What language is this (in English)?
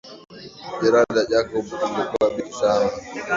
Swahili